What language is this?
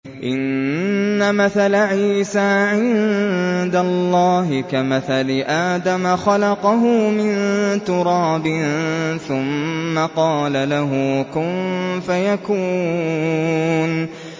Arabic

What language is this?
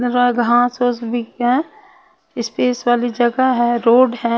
Hindi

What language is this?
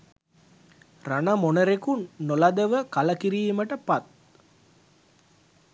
Sinhala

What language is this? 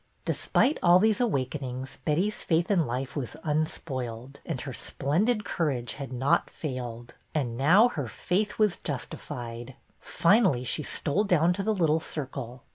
English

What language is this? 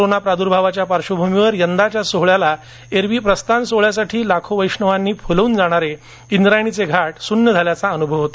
Marathi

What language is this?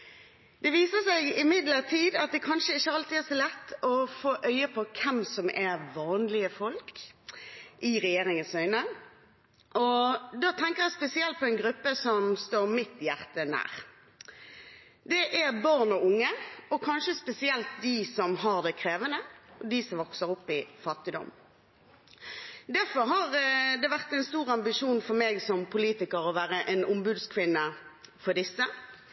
Norwegian Bokmål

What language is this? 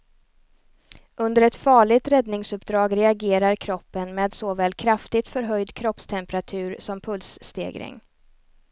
Swedish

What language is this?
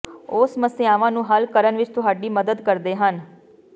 Punjabi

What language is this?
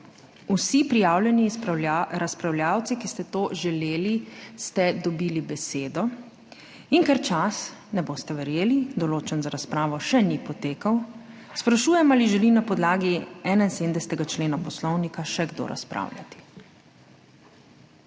Slovenian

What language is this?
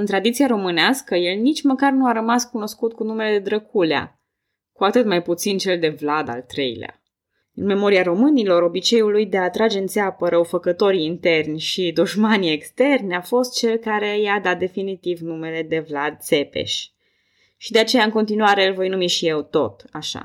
Romanian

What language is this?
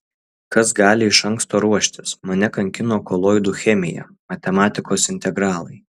Lithuanian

